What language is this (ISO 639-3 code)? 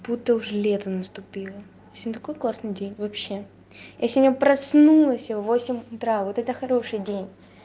rus